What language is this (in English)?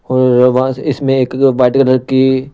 Hindi